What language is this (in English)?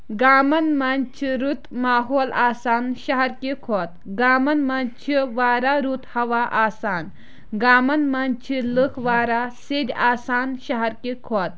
Kashmiri